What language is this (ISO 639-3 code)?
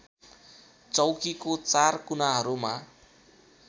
nep